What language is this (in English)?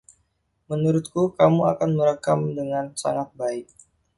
Indonesian